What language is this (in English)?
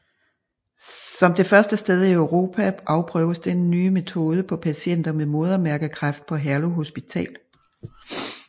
Danish